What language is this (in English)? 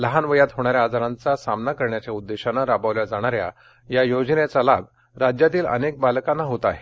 Marathi